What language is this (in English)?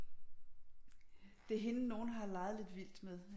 Danish